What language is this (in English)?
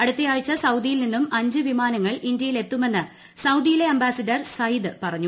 Malayalam